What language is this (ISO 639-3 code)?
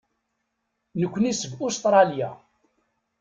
kab